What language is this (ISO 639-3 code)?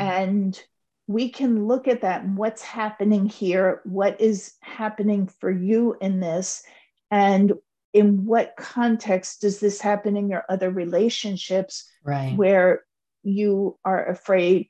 eng